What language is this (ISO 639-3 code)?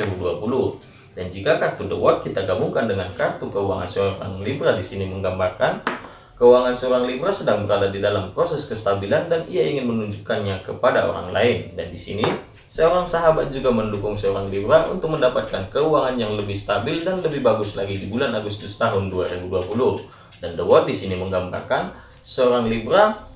ind